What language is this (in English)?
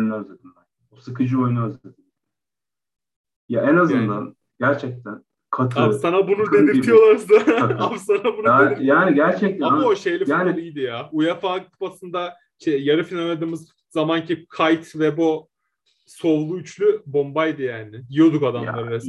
Turkish